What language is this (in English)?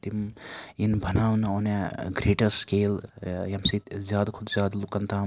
Kashmiri